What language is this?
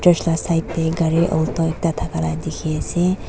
Naga Pidgin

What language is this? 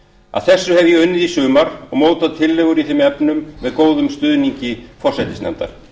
Icelandic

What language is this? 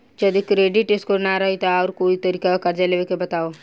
Bhojpuri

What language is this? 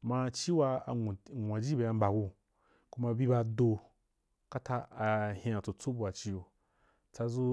Wapan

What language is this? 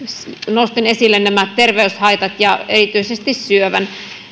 Finnish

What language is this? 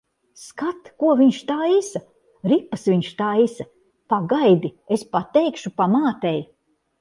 Latvian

